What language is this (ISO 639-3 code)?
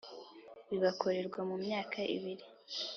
kin